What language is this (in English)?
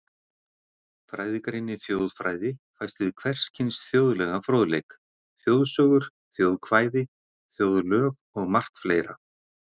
Icelandic